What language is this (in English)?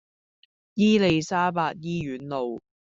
Cantonese